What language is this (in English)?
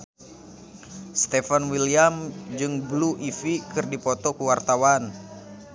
Sundanese